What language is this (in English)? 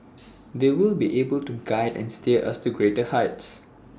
English